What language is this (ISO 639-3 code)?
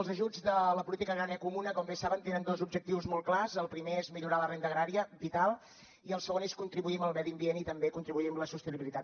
cat